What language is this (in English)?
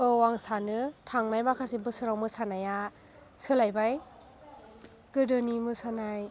Bodo